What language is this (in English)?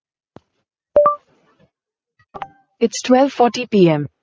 Tamil